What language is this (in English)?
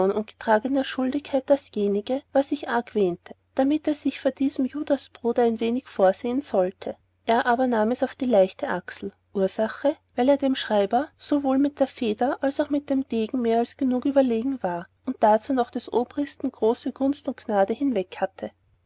German